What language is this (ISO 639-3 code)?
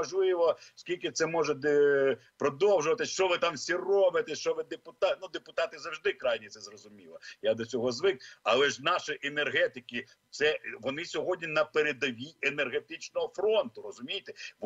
ukr